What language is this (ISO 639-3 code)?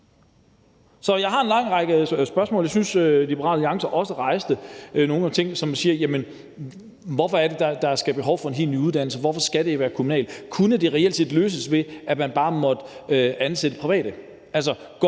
dan